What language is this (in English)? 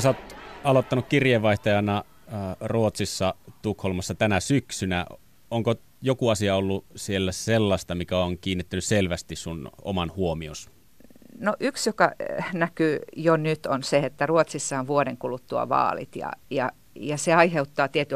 Finnish